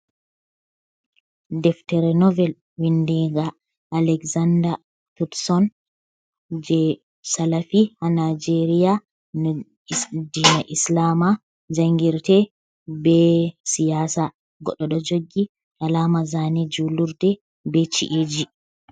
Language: Fula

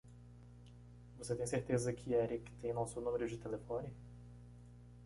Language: Portuguese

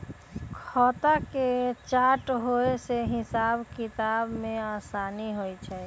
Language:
Magahi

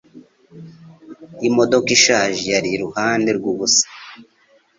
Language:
Kinyarwanda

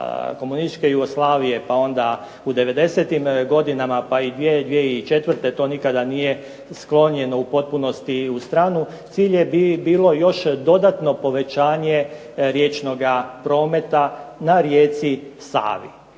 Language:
Croatian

